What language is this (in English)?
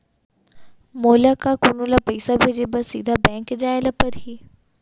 Chhattisgarhi